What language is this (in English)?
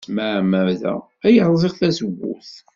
Kabyle